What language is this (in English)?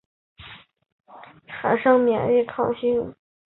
Chinese